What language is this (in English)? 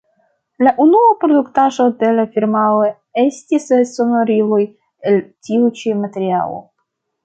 Esperanto